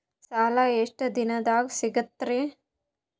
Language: Kannada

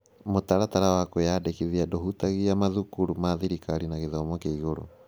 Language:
Kikuyu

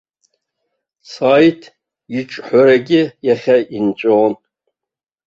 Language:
Abkhazian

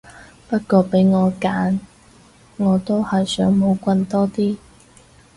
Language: Cantonese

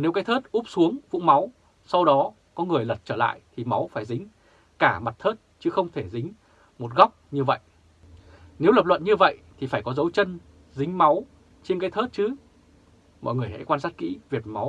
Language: Vietnamese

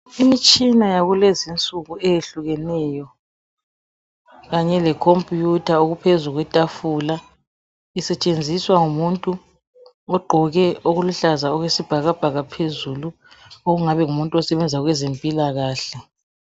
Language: North Ndebele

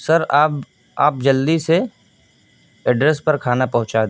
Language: Urdu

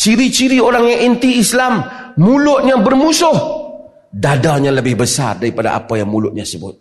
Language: Malay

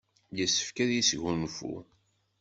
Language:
Kabyle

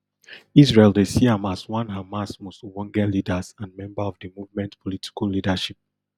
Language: Nigerian Pidgin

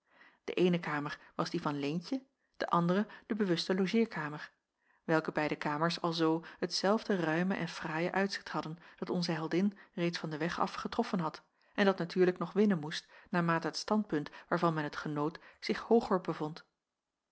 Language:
Dutch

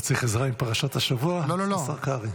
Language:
Hebrew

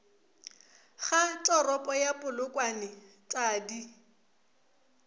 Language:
Northern Sotho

